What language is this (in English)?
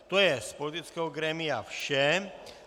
Czech